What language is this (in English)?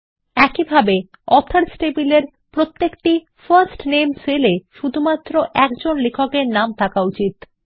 Bangla